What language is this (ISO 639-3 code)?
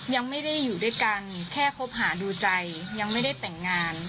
tha